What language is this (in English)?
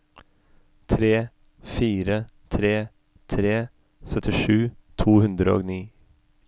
Norwegian